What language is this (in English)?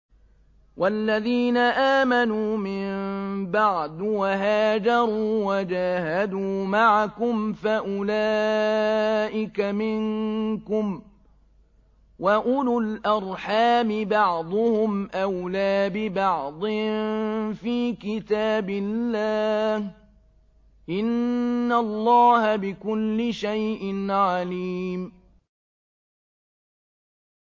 Arabic